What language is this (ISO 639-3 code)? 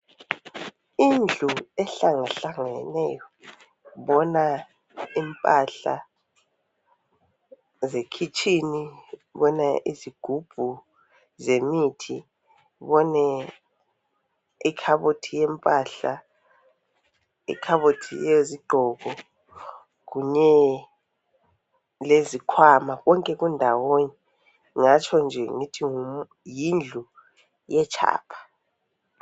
nde